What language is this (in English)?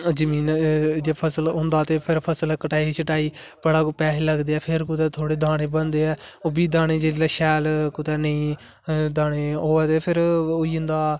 Dogri